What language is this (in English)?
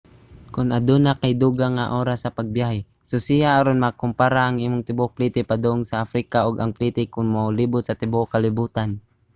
Cebuano